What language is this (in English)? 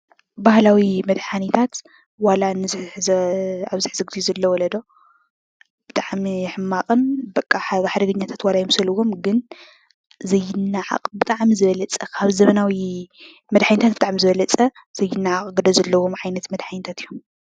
Tigrinya